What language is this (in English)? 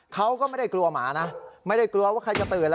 Thai